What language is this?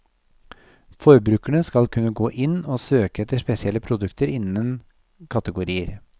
Norwegian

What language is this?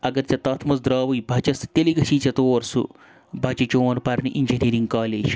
Kashmiri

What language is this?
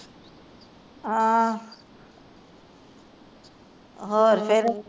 Punjabi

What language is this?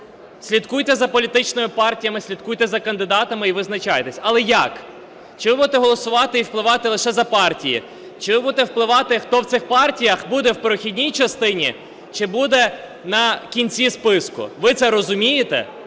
Ukrainian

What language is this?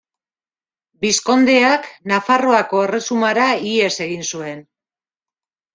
Basque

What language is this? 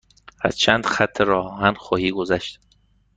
Persian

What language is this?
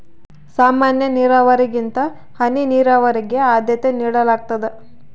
Kannada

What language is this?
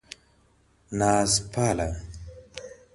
Pashto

